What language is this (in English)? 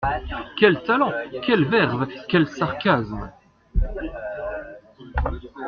French